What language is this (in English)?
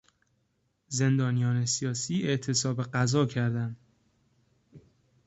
Persian